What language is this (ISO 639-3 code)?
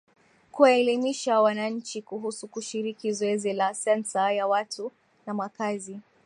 swa